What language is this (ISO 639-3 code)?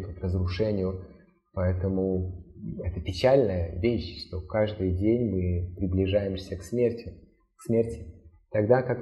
rus